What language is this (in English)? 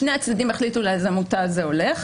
Hebrew